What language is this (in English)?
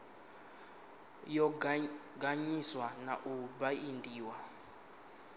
Venda